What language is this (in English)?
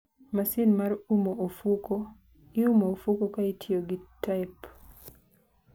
Luo (Kenya and Tanzania)